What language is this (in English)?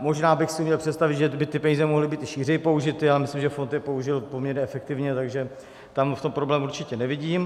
Czech